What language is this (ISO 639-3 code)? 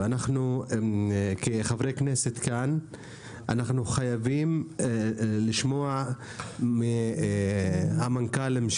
heb